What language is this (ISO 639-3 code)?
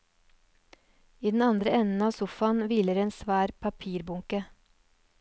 nor